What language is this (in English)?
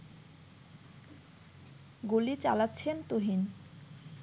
Bangla